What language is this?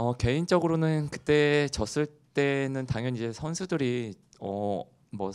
Korean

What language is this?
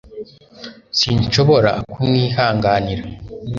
Kinyarwanda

